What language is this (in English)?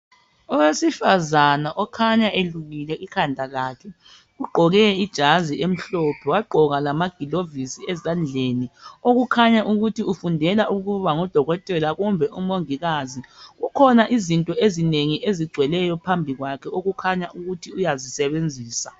North Ndebele